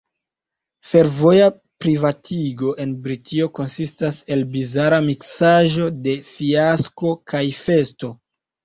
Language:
Esperanto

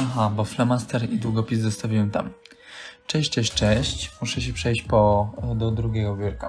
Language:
Polish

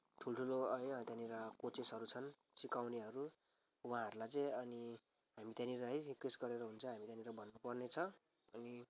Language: Nepali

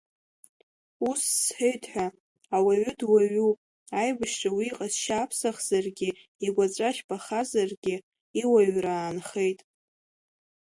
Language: Abkhazian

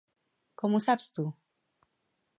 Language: Catalan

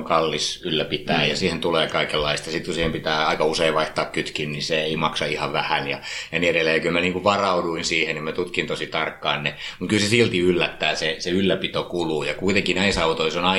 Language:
Finnish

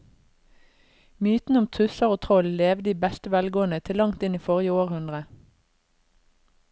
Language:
Norwegian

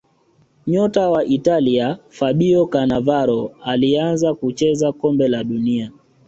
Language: Swahili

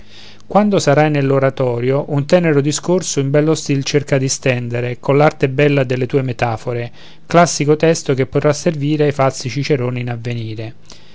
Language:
Italian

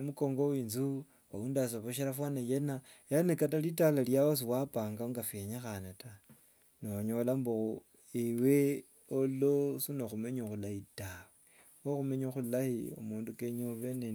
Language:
Wanga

